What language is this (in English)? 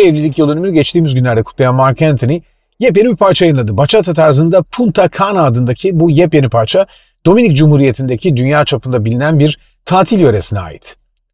Turkish